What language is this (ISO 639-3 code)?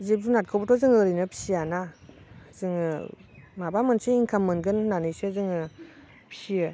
brx